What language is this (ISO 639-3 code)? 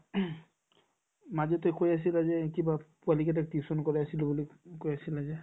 asm